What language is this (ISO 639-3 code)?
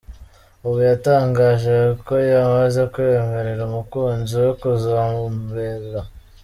kin